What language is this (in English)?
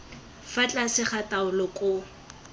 Tswana